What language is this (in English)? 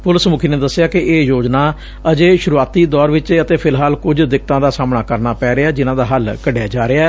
Punjabi